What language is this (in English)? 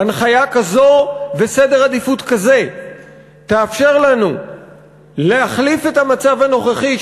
Hebrew